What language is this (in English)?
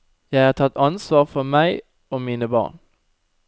Norwegian